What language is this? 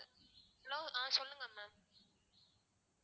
Tamil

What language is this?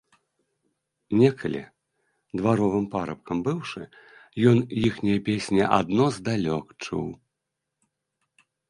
Belarusian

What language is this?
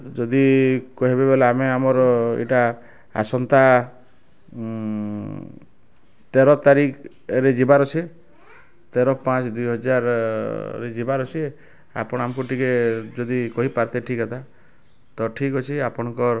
Odia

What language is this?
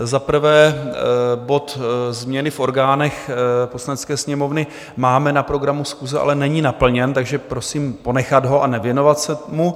Czech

